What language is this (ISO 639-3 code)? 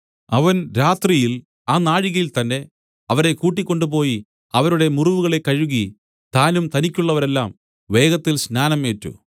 mal